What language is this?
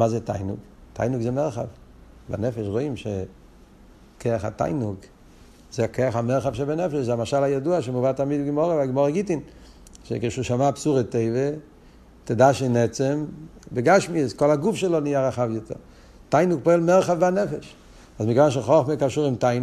Hebrew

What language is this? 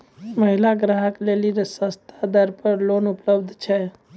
Maithili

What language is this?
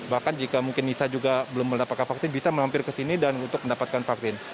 Indonesian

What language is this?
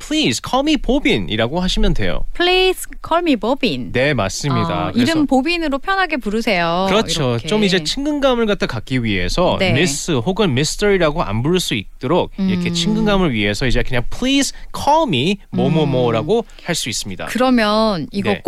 Korean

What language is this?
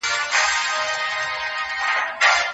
Pashto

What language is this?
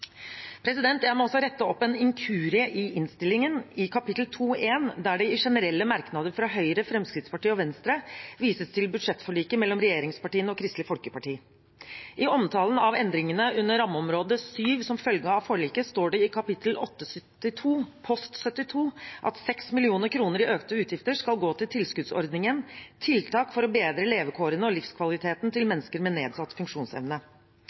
Norwegian Bokmål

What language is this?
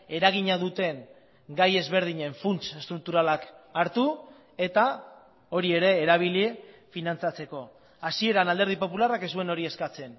Basque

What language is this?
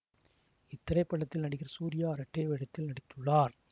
Tamil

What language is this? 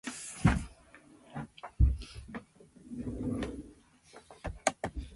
Japanese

